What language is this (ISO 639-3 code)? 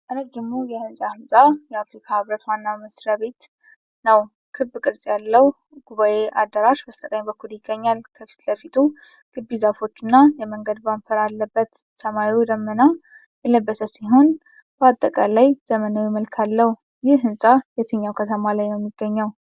amh